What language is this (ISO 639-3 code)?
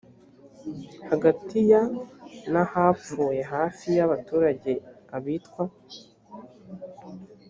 kin